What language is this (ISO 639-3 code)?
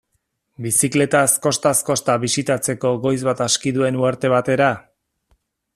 eus